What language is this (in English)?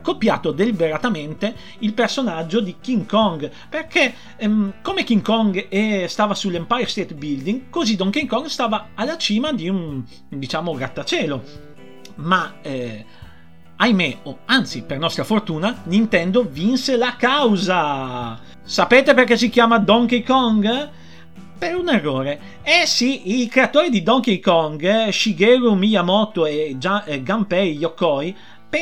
Italian